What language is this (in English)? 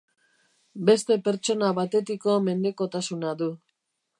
Basque